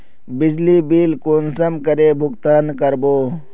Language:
Magahi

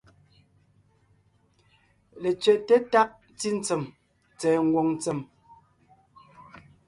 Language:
Ngiemboon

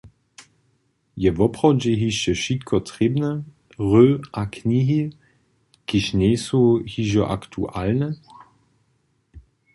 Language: Upper Sorbian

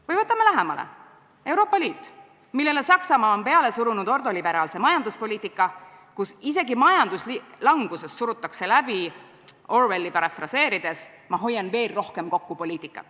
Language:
Estonian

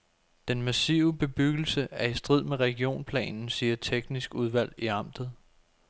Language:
Danish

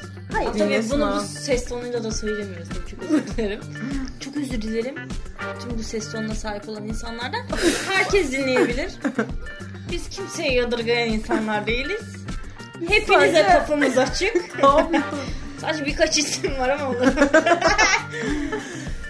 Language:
Turkish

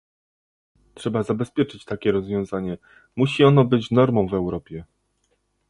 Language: Polish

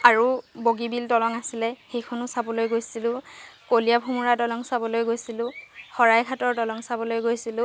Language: Assamese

